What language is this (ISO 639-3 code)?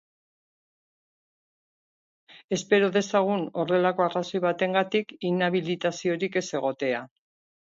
eus